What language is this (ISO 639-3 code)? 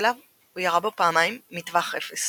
heb